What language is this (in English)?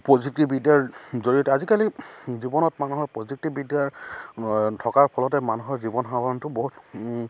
Assamese